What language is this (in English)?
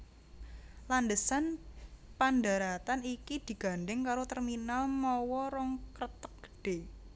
Javanese